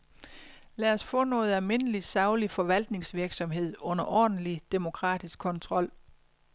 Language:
Danish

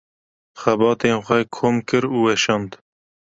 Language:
Kurdish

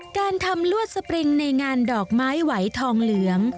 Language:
Thai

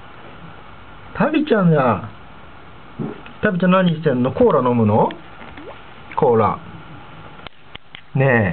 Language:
Japanese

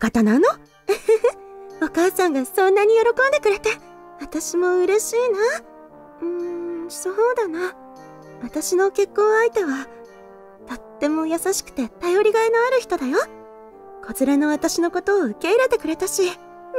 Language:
Japanese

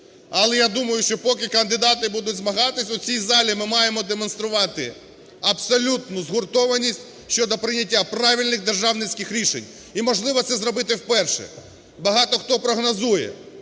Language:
Ukrainian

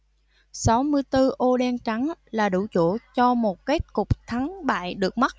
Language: Vietnamese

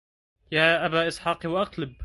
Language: Arabic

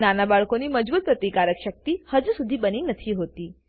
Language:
Gujarati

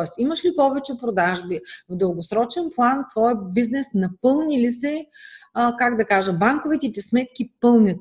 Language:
Bulgarian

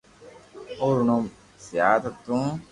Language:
Loarki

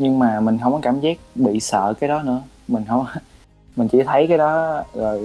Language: Vietnamese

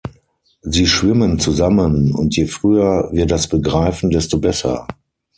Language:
German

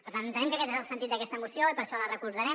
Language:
Catalan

